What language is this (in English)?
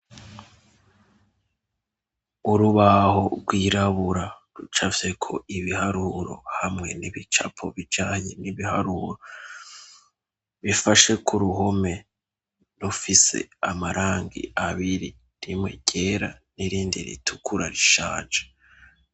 Rundi